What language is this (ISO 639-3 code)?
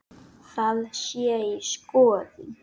isl